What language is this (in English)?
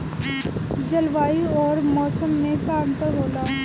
Bhojpuri